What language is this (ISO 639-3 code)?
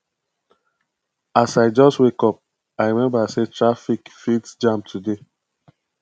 pcm